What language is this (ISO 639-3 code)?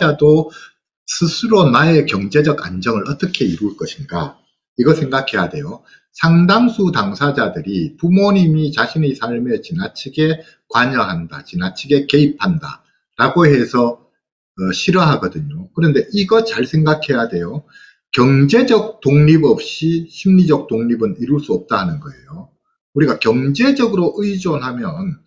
kor